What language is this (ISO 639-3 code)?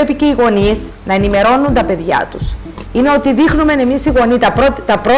ell